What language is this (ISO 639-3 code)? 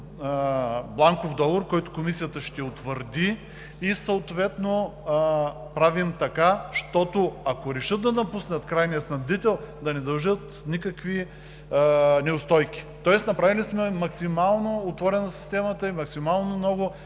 bul